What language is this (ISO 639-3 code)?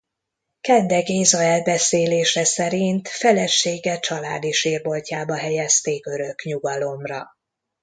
hun